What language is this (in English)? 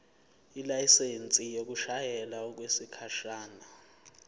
Zulu